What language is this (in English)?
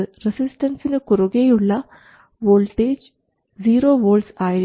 Malayalam